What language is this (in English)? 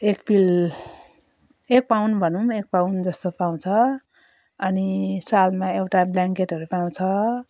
Nepali